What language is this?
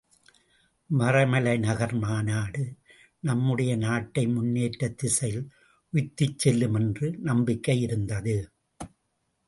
Tamil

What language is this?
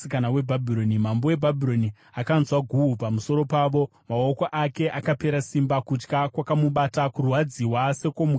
Shona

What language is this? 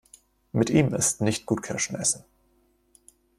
German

